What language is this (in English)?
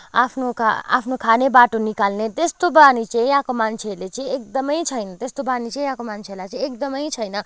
Nepali